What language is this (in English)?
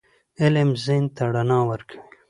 Pashto